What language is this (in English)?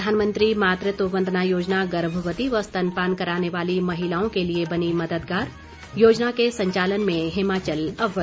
Hindi